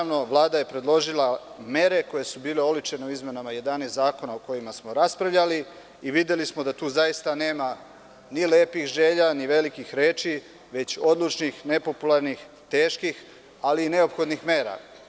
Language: Serbian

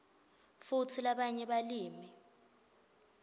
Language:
Swati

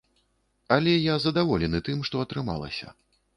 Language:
Belarusian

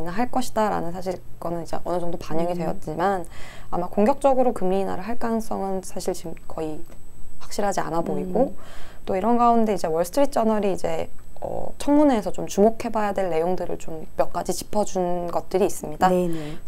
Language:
Korean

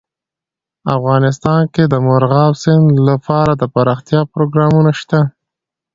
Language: Pashto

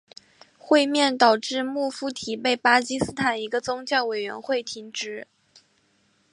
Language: Chinese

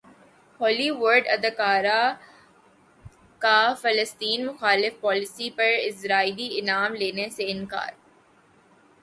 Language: Urdu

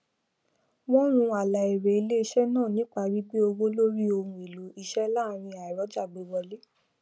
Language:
Yoruba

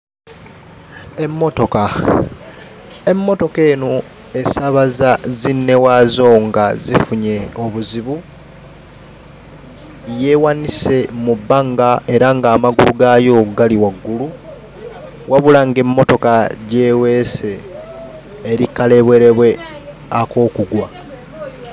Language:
Ganda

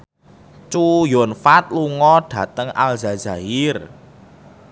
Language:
Javanese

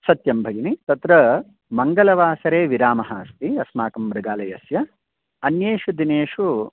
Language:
Sanskrit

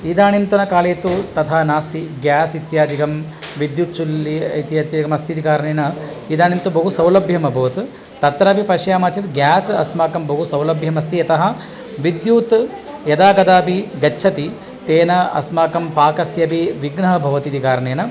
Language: Sanskrit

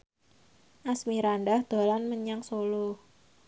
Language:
Javanese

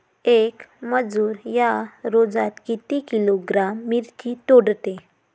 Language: Marathi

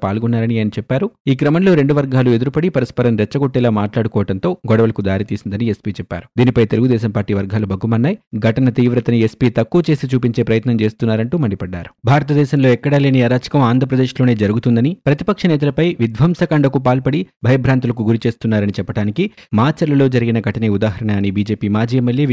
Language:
Telugu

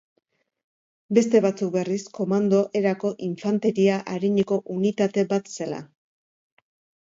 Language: Basque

